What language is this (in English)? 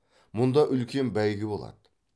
Kazakh